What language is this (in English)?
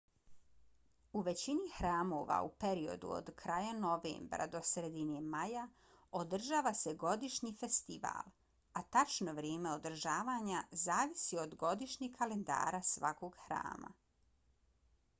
Bosnian